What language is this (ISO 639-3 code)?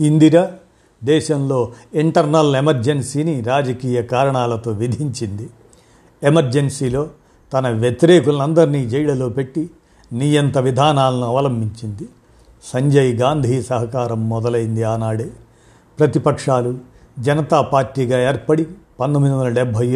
tel